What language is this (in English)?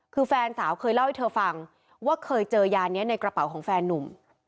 Thai